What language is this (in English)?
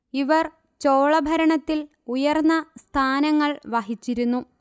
Malayalam